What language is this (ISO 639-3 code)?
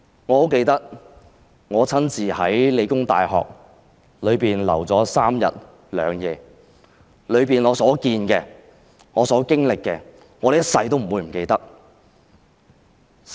yue